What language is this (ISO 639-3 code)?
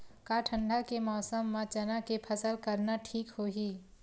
hne